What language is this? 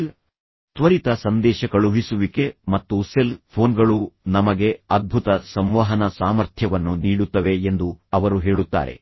Kannada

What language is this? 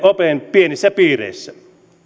Finnish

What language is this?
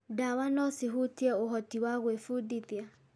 Kikuyu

